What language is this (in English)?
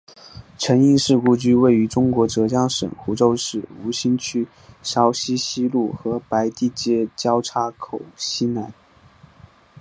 Chinese